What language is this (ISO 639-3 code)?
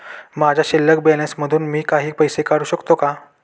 mar